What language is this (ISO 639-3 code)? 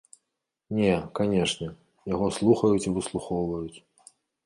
bel